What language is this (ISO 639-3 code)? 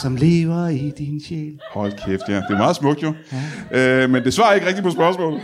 dan